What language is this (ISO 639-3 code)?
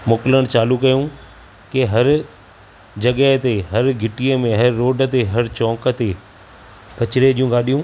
snd